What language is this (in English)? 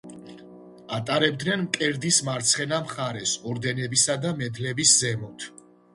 Georgian